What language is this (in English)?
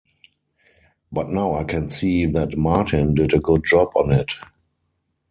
English